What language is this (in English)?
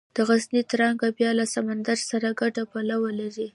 Pashto